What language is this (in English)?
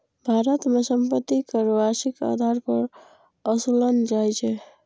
Maithili